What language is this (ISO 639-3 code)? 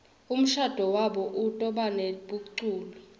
ssw